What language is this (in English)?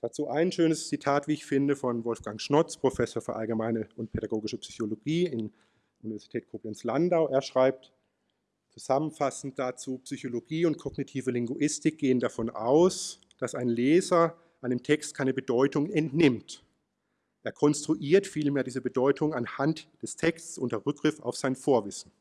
German